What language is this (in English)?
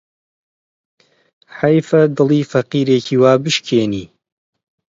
Central Kurdish